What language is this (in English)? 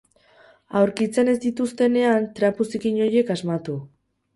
Basque